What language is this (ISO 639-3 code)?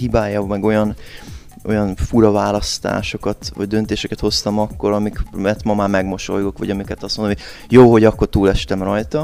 hun